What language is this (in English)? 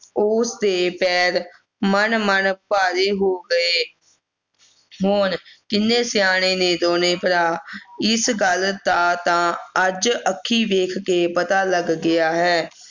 Punjabi